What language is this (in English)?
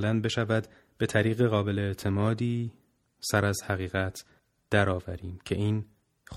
Persian